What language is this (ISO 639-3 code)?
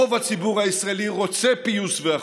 heb